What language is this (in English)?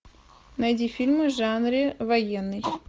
Russian